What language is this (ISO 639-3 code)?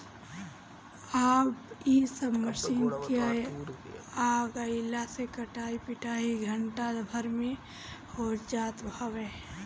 bho